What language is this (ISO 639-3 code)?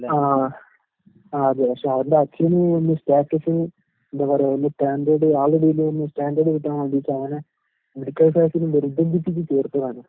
mal